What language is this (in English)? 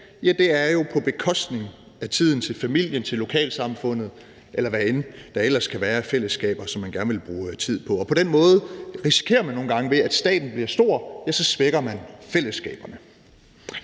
Danish